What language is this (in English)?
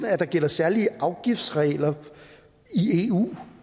Danish